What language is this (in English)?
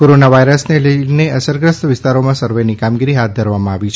Gujarati